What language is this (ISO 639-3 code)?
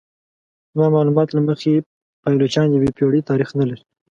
pus